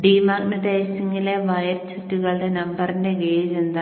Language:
Malayalam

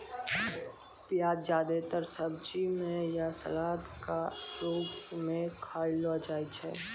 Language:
Maithili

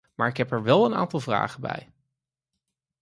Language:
Dutch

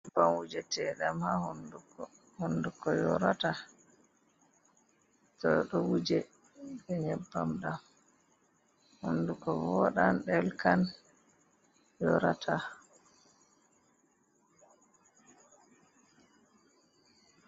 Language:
Fula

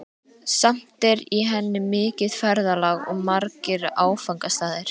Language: Icelandic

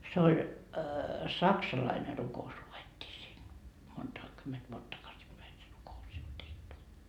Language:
Finnish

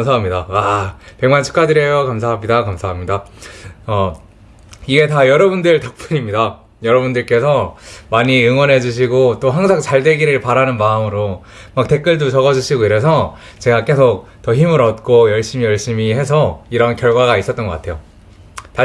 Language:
Korean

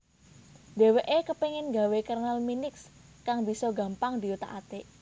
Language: Javanese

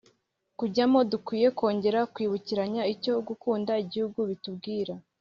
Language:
Kinyarwanda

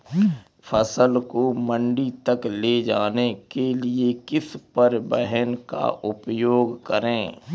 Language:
Hindi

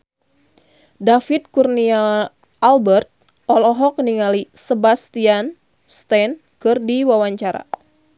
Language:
Sundanese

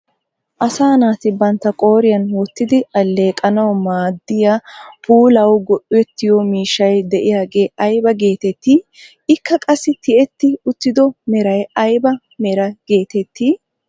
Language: Wolaytta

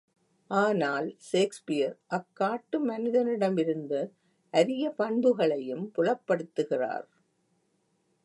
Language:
Tamil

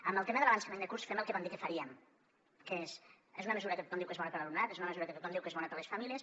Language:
Catalan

